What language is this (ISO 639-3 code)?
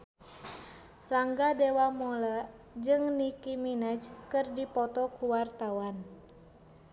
sun